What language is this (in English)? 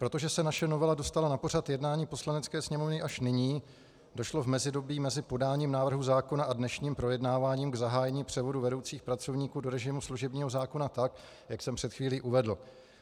Czech